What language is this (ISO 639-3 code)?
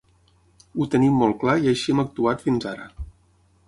cat